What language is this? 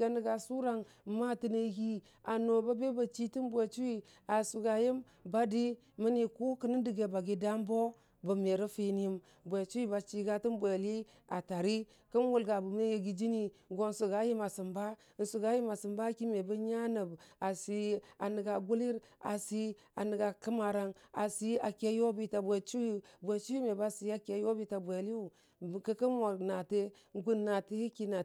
Dijim-Bwilim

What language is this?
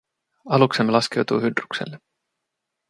Finnish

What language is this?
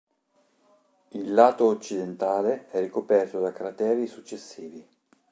Italian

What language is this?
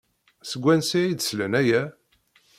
Kabyle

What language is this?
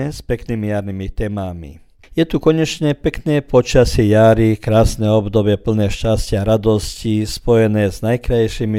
Croatian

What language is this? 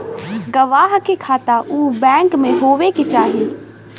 Bhojpuri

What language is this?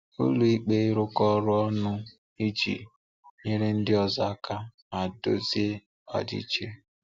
Igbo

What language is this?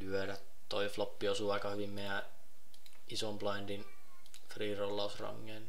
Finnish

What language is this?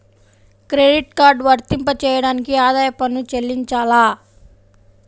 Telugu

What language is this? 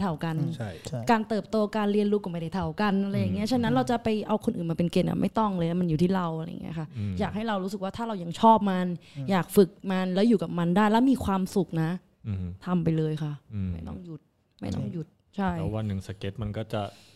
Thai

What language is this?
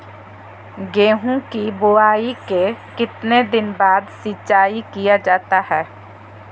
Magahi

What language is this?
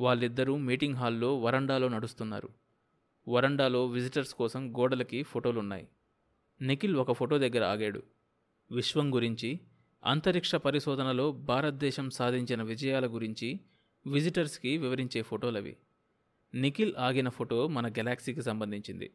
Telugu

